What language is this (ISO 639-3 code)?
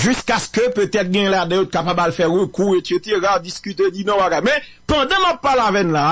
fra